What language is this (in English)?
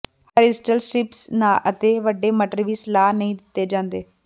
Punjabi